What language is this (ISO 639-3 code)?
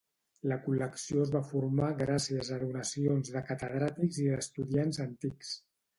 cat